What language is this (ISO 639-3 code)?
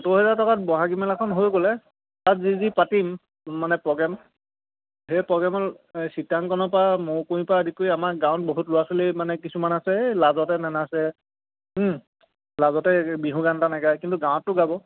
asm